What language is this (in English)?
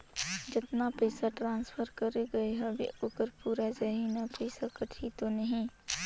Chhattisgarhi